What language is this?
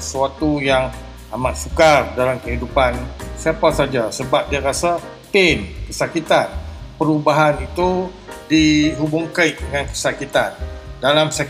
Malay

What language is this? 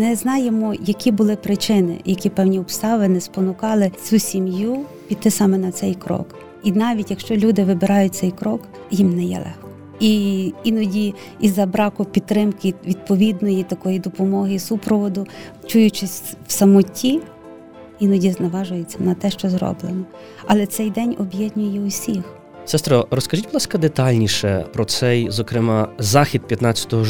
Ukrainian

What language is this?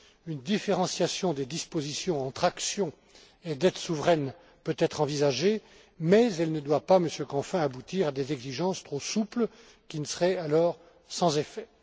French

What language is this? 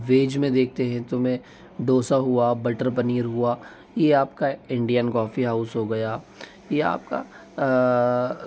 Hindi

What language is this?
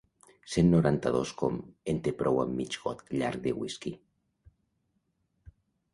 Catalan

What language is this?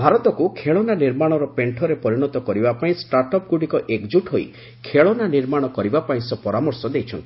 Odia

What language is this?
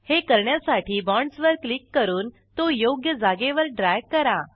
Marathi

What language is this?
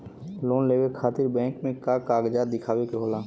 Bhojpuri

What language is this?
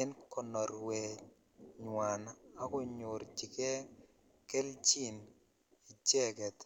Kalenjin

